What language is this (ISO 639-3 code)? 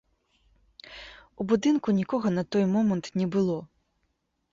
bel